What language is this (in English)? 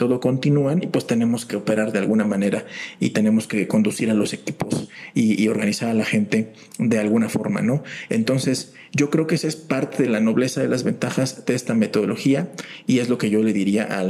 Spanish